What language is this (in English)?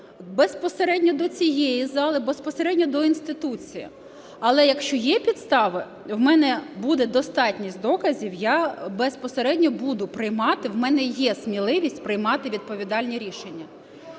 Ukrainian